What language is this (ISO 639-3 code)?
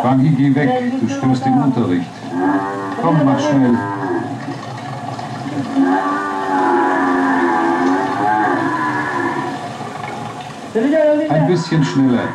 deu